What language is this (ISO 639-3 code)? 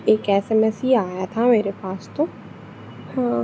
hin